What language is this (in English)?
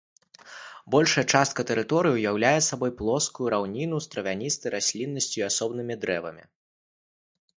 Belarusian